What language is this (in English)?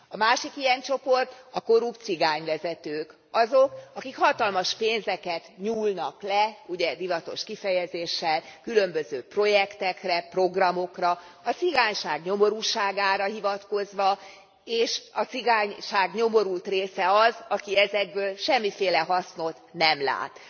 Hungarian